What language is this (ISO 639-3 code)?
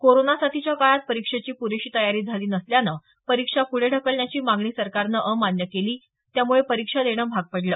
mar